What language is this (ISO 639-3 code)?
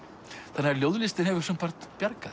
isl